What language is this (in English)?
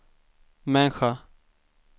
Swedish